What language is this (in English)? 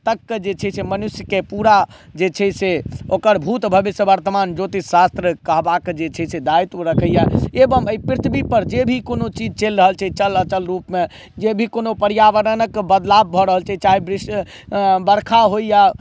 Maithili